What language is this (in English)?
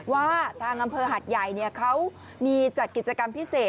Thai